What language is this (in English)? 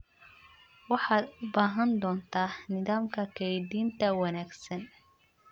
Somali